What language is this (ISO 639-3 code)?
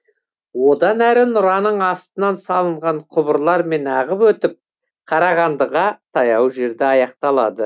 kaz